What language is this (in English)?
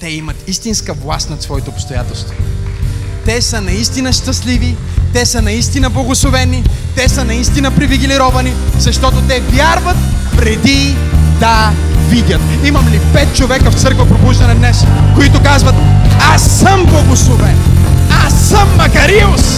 Bulgarian